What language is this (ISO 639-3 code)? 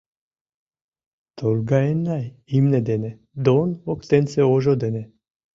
chm